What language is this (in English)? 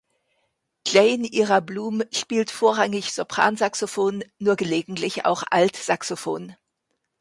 German